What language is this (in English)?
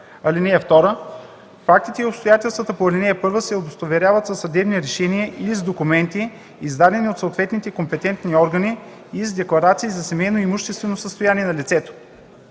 Bulgarian